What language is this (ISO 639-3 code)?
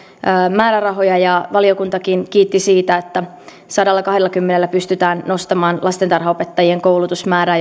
fin